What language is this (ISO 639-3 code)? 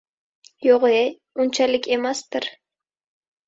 uzb